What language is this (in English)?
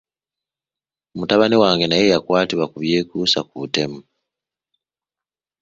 Ganda